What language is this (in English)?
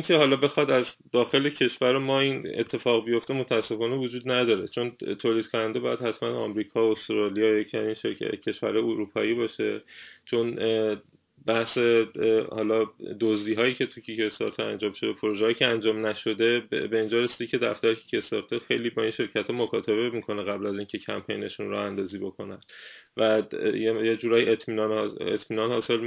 Persian